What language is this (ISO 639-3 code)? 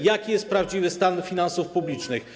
pol